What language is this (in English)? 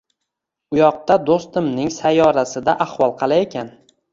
Uzbek